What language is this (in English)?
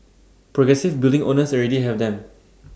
English